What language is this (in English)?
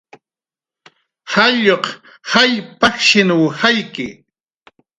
Jaqaru